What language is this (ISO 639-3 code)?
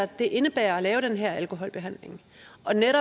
dan